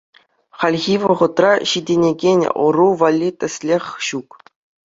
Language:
Chuvash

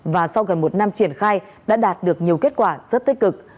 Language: Vietnamese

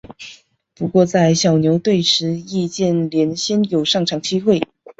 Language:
Chinese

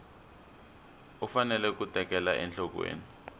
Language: Tsonga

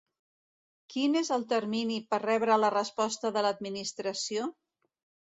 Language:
Catalan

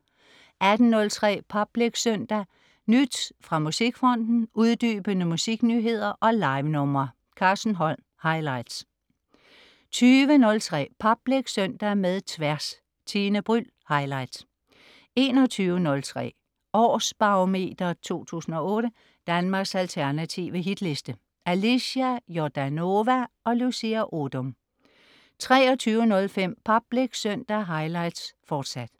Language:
Danish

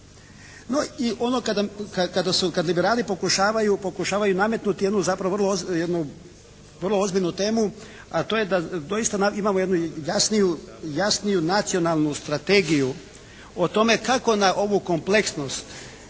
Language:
Croatian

